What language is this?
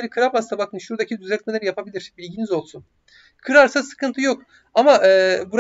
Turkish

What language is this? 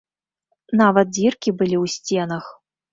Belarusian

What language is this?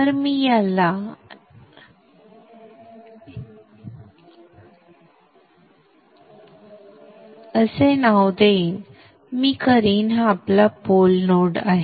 Marathi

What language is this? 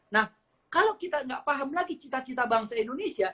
Indonesian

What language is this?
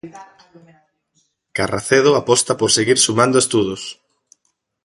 Galician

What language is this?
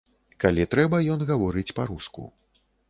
Belarusian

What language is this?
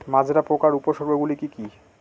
Bangla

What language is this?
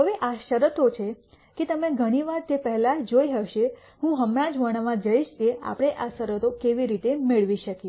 Gujarati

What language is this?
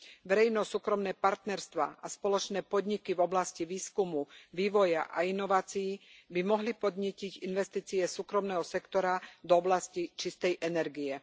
Slovak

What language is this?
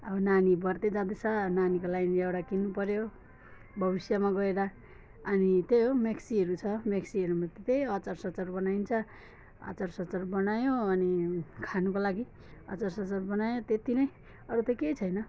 Nepali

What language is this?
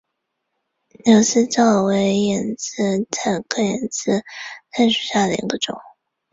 Chinese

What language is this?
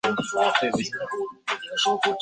Chinese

